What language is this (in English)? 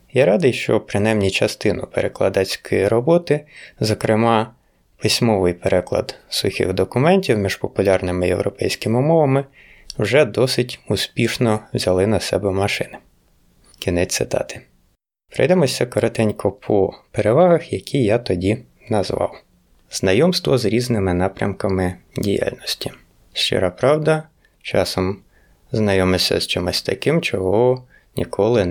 Ukrainian